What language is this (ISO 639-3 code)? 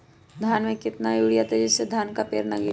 mag